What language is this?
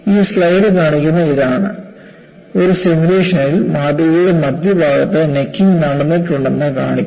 Malayalam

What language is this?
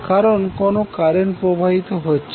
Bangla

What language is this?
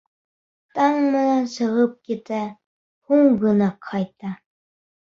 Bashkir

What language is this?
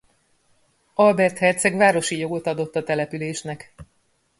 Hungarian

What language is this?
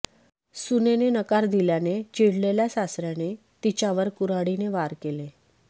Marathi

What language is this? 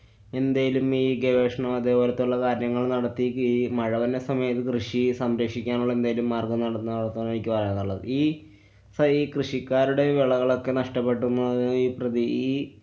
Malayalam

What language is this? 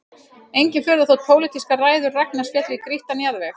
Icelandic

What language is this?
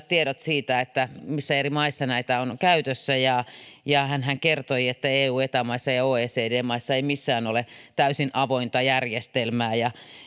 Finnish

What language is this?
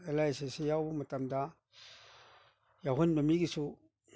Manipuri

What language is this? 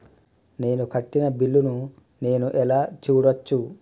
Telugu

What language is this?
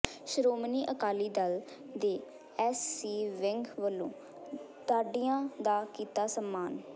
Punjabi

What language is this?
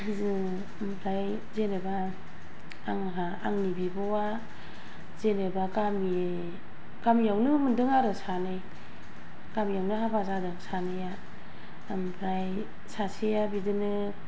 Bodo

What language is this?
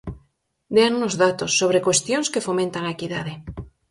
Galician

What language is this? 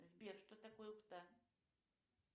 Russian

